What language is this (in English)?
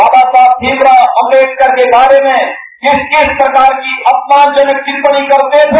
Hindi